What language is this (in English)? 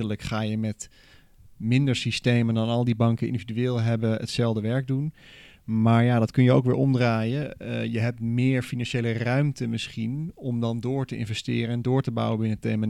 Dutch